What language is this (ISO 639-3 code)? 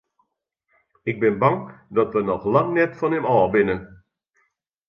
fry